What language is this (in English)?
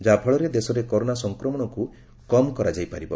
Odia